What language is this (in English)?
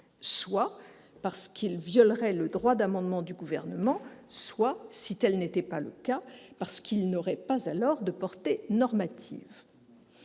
French